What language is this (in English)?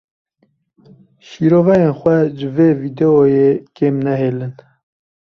Kurdish